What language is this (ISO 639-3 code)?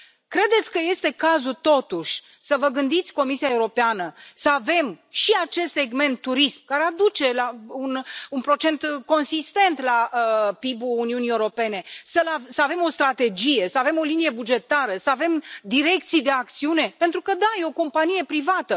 ron